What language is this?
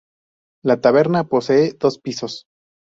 Spanish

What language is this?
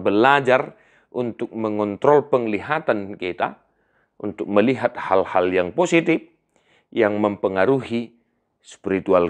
Indonesian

